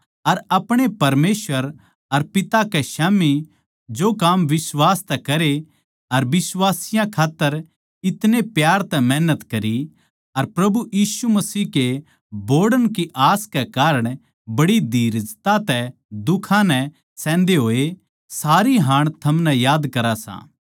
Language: Haryanvi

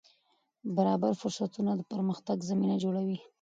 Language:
Pashto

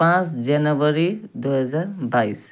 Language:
Nepali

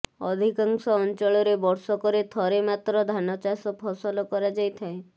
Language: Odia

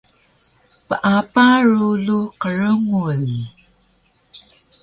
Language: Taroko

